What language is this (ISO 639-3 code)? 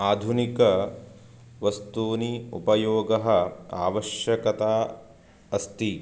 san